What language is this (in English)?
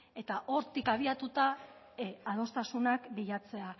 Basque